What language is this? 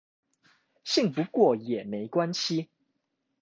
Chinese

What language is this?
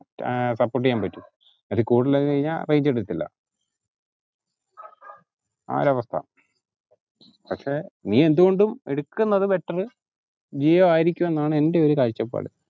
Malayalam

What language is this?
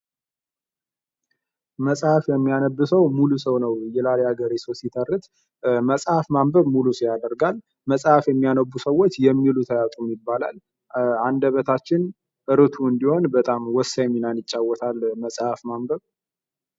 Amharic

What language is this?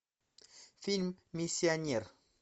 Russian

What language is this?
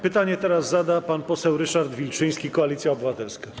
Polish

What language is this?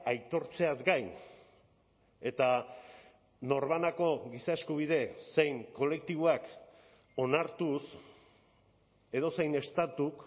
Basque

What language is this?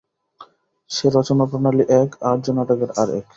Bangla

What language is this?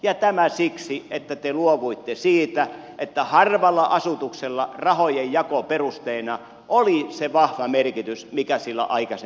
Finnish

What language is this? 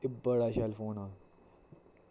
Dogri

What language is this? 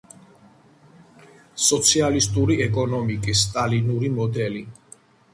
Georgian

